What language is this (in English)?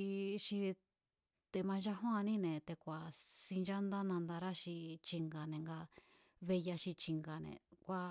Mazatlán Mazatec